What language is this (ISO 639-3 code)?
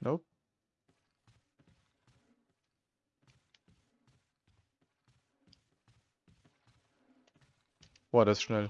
deu